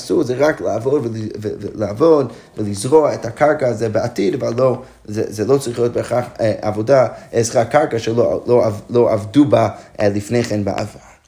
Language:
Hebrew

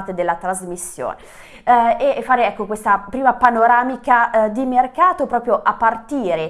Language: Italian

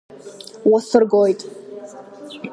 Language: Abkhazian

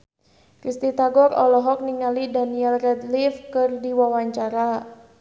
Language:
Sundanese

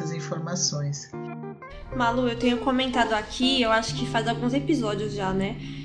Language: Portuguese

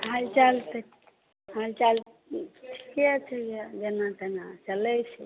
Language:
Maithili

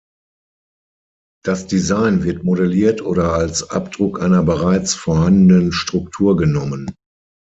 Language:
German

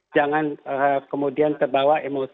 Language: Indonesian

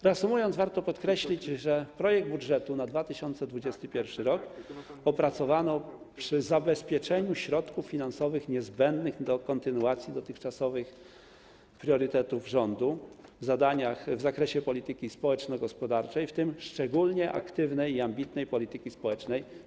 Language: Polish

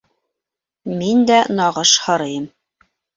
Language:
Bashkir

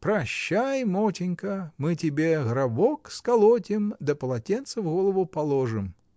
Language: Russian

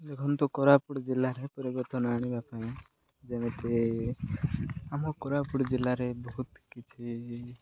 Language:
Odia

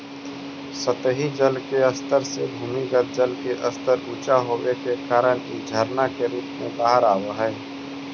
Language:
Magahi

